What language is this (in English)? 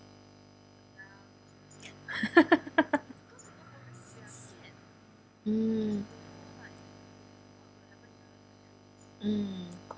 English